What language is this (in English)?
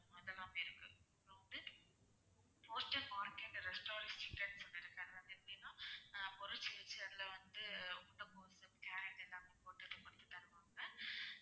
Tamil